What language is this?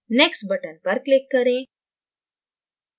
Hindi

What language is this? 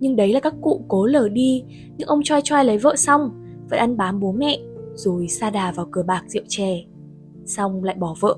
Vietnamese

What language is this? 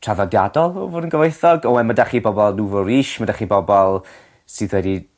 Welsh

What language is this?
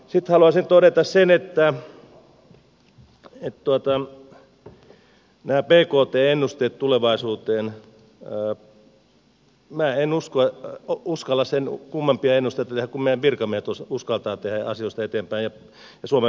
Finnish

